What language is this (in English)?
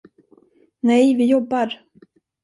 Swedish